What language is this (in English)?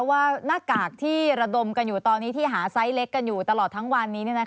Thai